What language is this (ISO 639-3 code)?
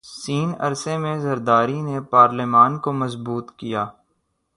urd